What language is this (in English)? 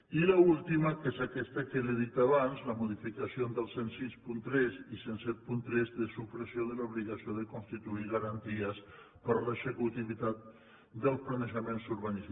Catalan